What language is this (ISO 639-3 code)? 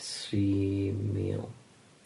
cym